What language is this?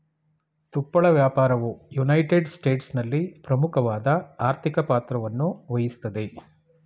Kannada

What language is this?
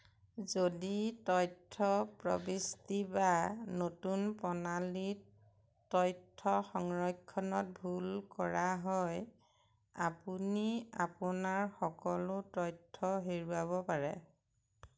Assamese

